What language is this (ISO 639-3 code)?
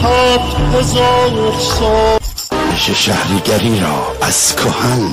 fas